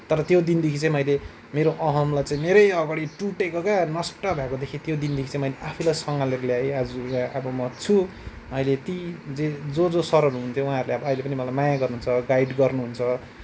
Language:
Nepali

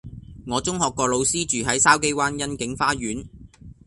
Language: Cantonese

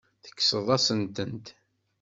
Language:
Kabyle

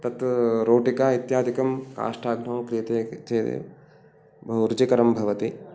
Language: Sanskrit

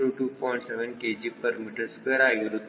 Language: Kannada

